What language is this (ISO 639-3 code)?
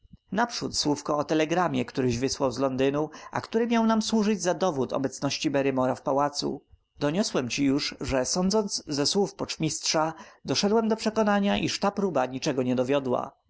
pol